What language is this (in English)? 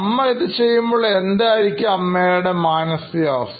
Malayalam